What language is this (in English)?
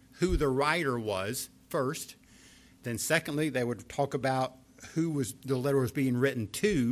English